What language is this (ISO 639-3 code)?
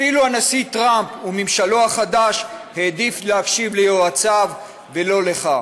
heb